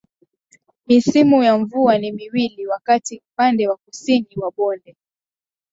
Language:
Swahili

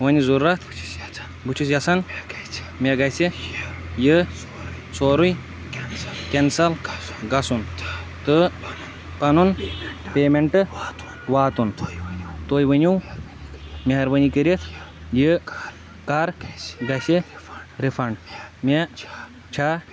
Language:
Kashmiri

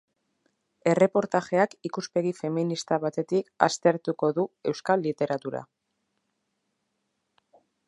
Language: Basque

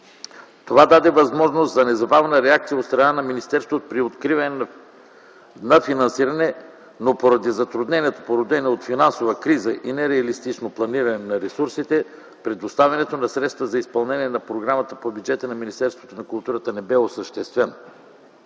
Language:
Bulgarian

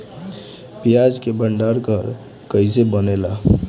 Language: Bhojpuri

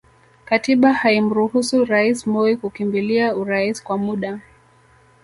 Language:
Swahili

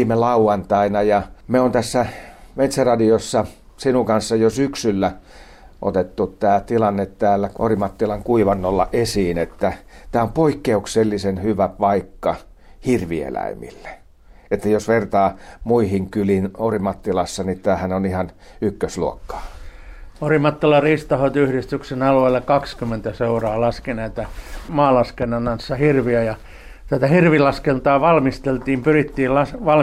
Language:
Finnish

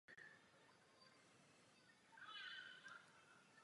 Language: Czech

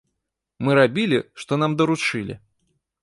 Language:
Belarusian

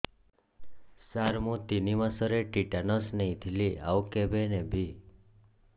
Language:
Odia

